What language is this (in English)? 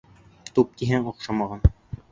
Bashkir